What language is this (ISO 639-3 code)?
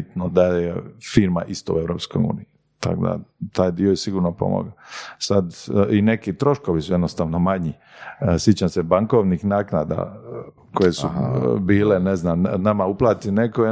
hrv